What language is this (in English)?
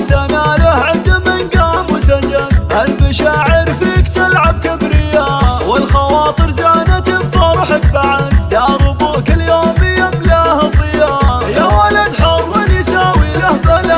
Arabic